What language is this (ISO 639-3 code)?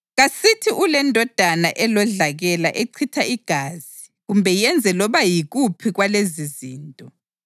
nde